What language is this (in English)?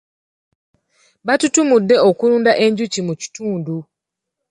Ganda